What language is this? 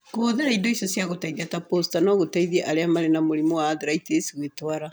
Kikuyu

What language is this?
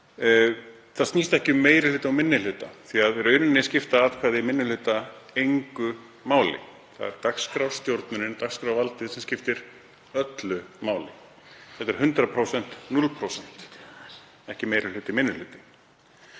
Icelandic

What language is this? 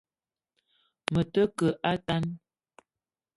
Eton (Cameroon)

